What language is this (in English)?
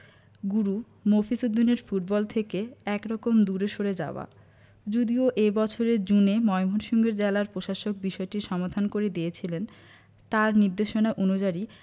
Bangla